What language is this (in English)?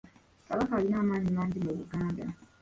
Ganda